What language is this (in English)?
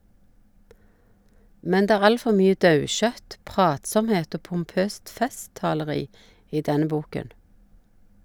Norwegian